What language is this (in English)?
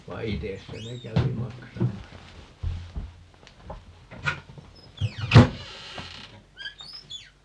Finnish